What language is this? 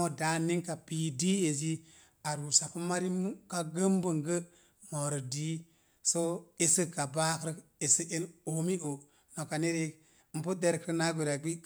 Mom Jango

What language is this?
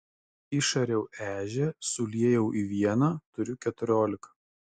Lithuanian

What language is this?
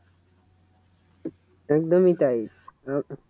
Bangla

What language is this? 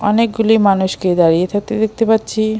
Bangla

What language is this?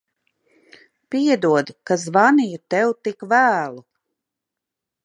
Latvian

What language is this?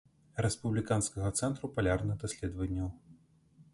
Belarusian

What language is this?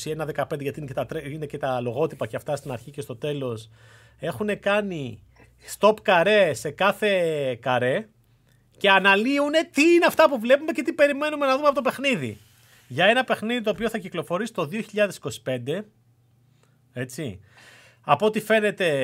Greek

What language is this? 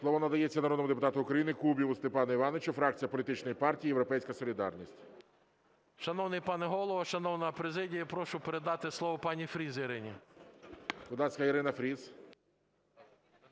Ukrainian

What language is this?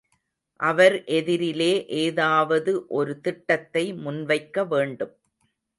Tamil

